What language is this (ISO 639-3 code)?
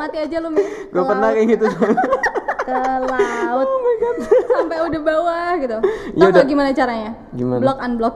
ind